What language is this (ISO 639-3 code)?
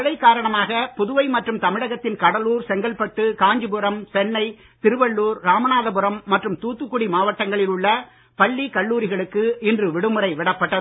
tam